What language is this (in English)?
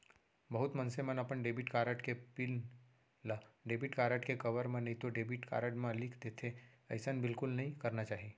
Chhattisgarhi